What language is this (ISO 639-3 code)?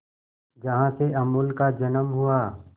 hin